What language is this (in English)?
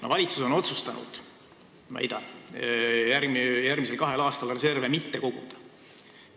Estonian